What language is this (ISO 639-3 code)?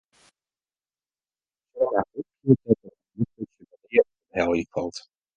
fry